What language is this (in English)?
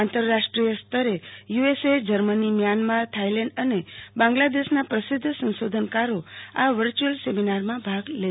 Gujarati